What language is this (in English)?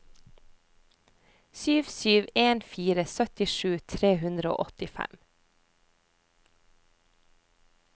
Norwegian